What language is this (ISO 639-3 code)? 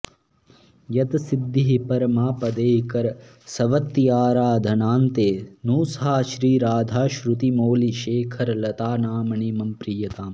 san